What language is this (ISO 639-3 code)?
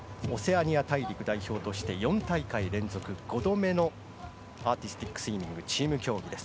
jpn